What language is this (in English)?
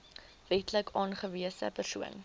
Afrikaans